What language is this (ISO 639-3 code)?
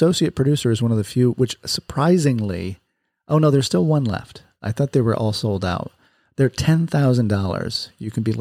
eng